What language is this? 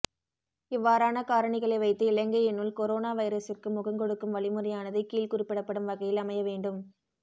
Tamil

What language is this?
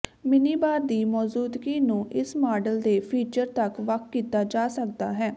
Punjabi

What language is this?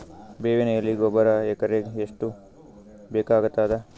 Kannada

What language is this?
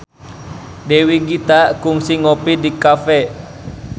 Sundanese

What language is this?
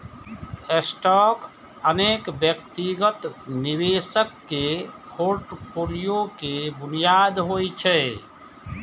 Maithili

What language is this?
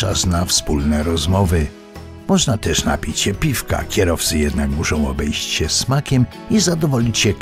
Polish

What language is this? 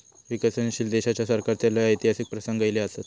Marathi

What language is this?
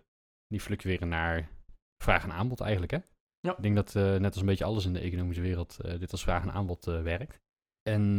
Dutch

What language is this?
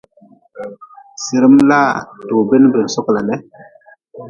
Nawdm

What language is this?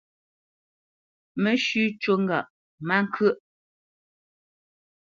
Bamenyam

